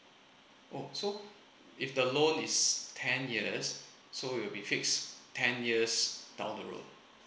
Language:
English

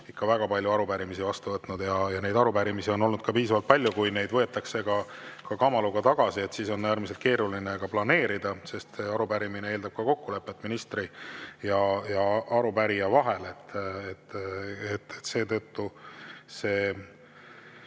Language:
Estonian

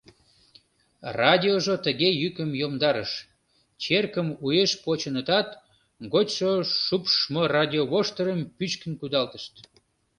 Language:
Mari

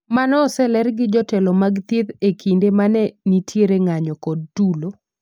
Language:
Luo (Kenya and Tanzania)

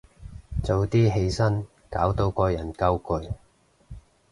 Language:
Cantonese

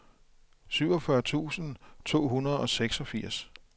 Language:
Danish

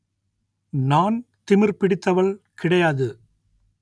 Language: Tamil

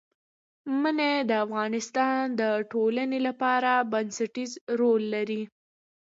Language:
Pashto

